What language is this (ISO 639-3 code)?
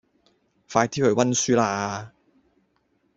yue